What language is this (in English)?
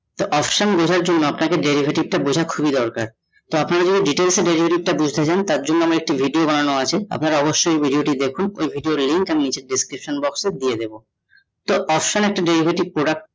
Bangla